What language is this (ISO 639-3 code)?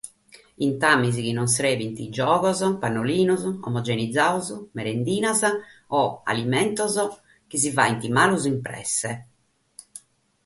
srd